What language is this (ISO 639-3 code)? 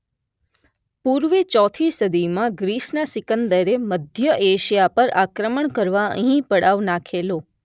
guj